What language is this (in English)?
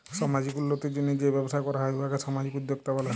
Bangla